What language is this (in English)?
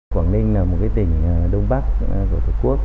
Vietnamese